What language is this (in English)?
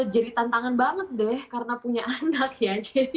Indonesian